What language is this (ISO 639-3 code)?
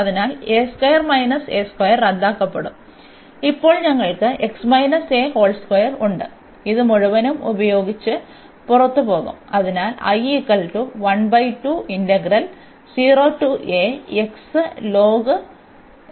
mal